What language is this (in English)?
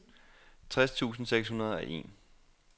Danish